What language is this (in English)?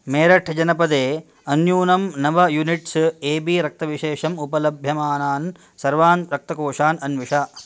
Sanskrit